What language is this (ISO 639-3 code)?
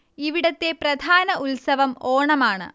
mal